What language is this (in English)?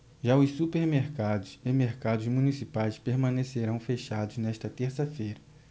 Portuguese